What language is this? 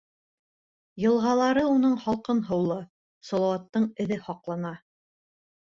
Bashkir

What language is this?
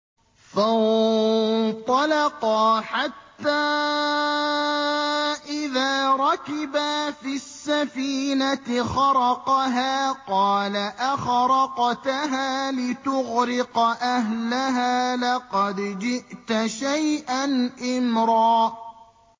Arabic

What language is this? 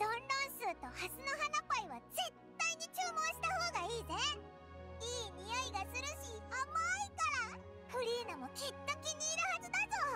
Japanese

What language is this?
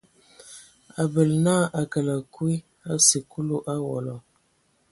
Ewondo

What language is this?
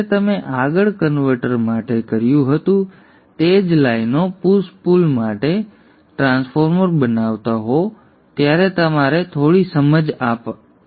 Gujarati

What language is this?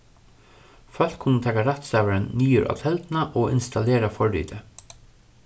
Faroese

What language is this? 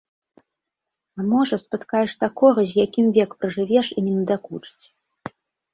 Belarusian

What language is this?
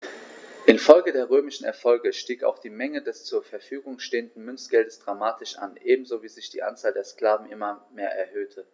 German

